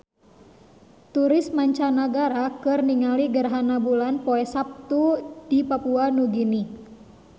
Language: Sundanese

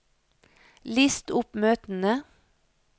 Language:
Norwegian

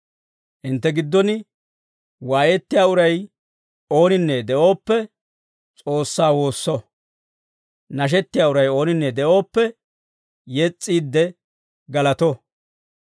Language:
Dawro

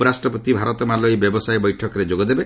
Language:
Odia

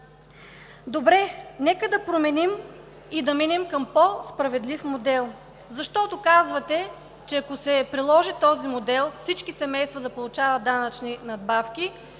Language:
Bulgarian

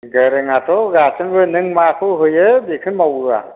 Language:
Bodo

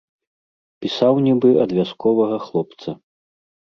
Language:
Belarusian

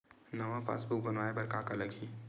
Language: Chhattisgarhi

